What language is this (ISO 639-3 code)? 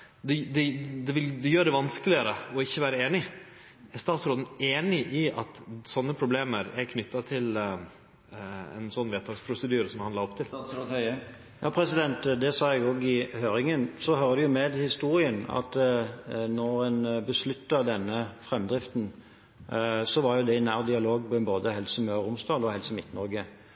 nor